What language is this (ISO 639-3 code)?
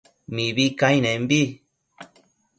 mcf